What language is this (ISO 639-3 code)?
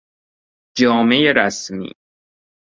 fas